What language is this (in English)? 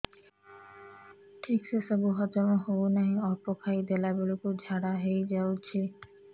Odia